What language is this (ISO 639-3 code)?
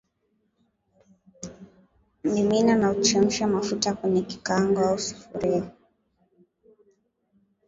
swa